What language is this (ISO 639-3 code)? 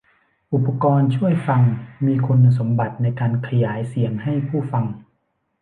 tha